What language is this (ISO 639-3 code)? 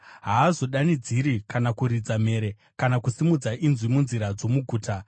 sna